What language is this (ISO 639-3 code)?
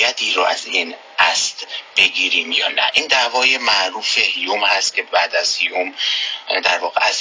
fas